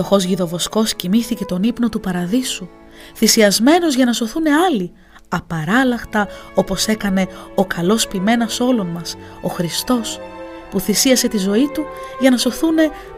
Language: Greek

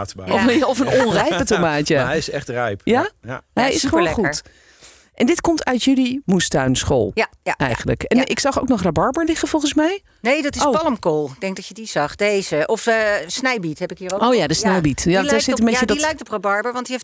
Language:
Dutch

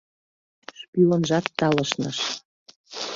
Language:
Mari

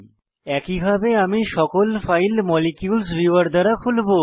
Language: Bangla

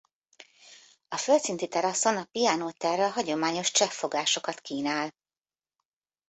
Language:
Hungarian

